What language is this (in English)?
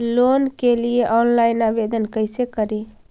Magahi